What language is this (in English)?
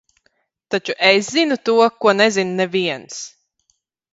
Latvian